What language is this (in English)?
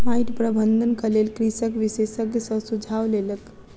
Maithili